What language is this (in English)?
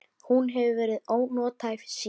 Icelandic